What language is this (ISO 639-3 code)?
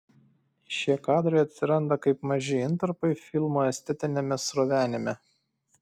lit